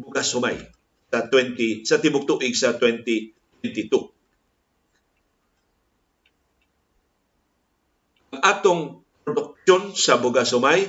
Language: Filipino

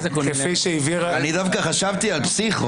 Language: Hebrew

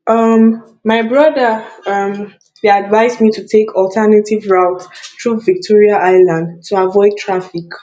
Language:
Nigerian Pidgin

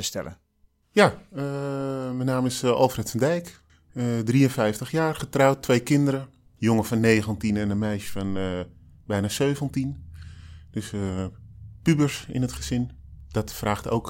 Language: Dutch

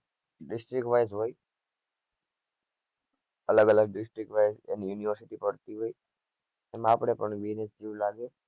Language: Gujarati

